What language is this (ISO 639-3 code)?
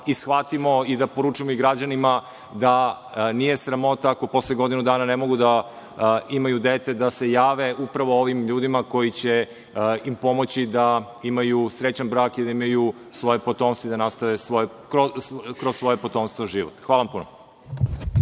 srp